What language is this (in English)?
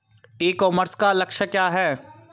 Hindi